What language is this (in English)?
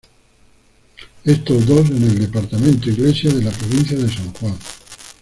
Spanish